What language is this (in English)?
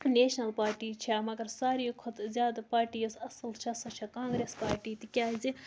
Kashmiri